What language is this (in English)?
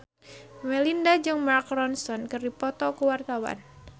Sundanese